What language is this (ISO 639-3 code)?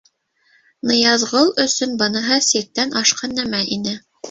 bak